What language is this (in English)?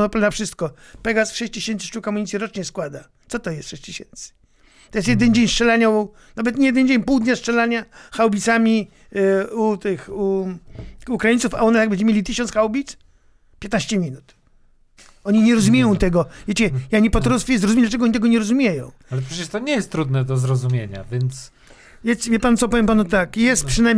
Polish